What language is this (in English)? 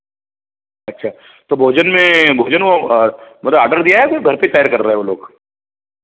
Hindi